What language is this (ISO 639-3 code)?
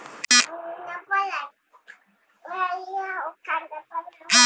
bho